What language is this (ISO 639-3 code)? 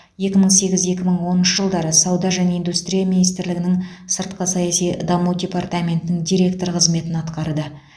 kaz